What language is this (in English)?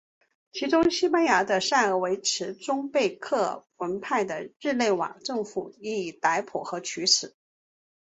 Chinese